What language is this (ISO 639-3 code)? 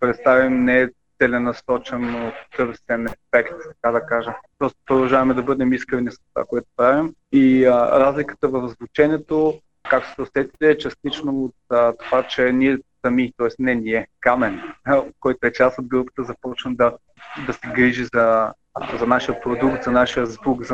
bul